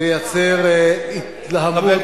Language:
Hebrew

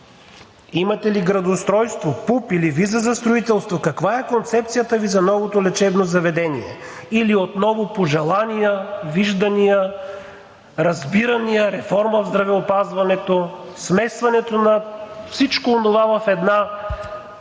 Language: Bulgarian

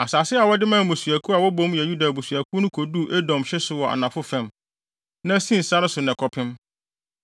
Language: Akan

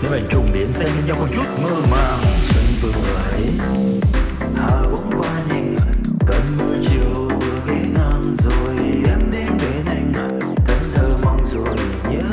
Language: Vietnamese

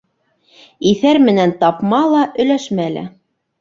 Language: Bashkir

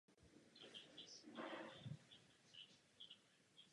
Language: Czech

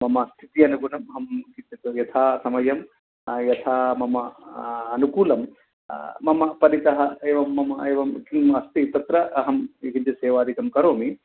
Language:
Sanskrit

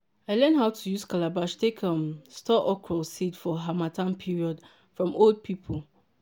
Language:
Nigerian Pidgin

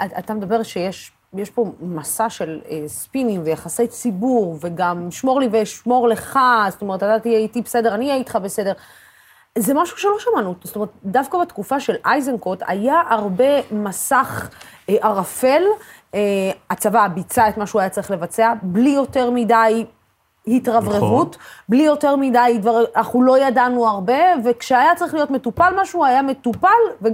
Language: Hebrew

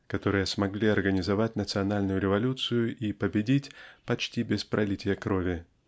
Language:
Russian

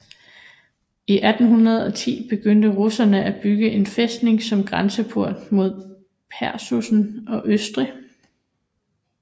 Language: Danish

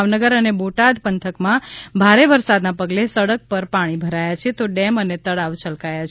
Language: Gujarati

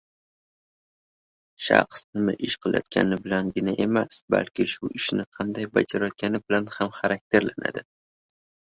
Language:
Uzbek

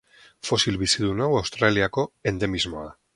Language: Basque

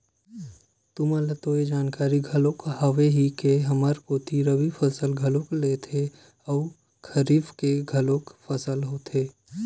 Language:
Chhattisgarhi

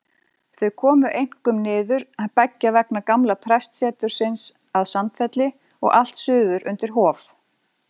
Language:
Icelandic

